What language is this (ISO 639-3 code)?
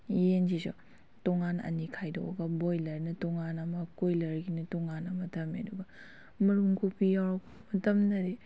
mni